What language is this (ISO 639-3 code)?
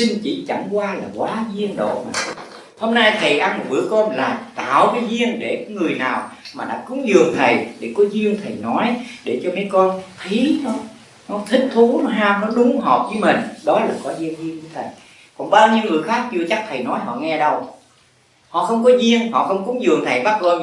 vie